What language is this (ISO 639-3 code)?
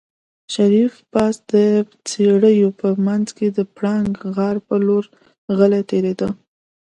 pus